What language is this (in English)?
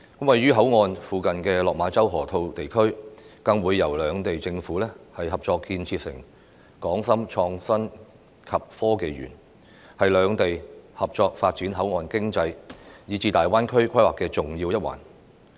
Cantonese